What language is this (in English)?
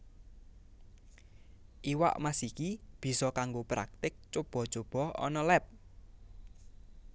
Javanese